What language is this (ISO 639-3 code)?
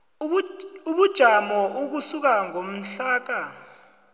nbl